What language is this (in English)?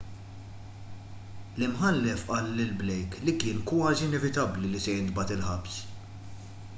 Maltese